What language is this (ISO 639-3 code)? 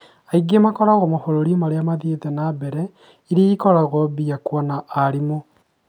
kik